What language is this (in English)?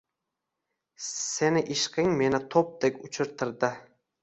Uzbek